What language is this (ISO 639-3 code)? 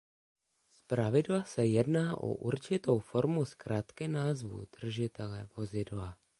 ces